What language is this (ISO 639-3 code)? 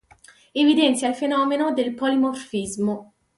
ita